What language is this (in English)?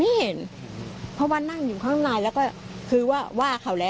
Thai